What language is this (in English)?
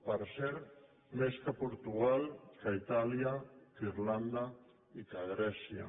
Catalan